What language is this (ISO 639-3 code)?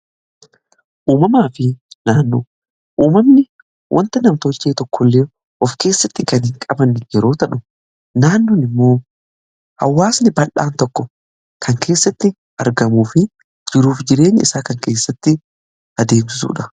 orm